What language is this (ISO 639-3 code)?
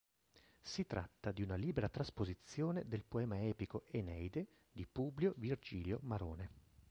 ita